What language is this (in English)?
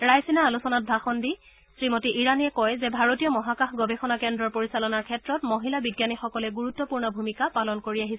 Assamese